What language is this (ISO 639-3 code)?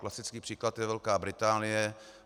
ces